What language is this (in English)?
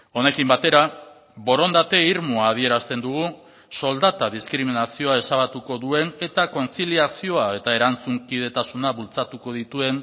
Basque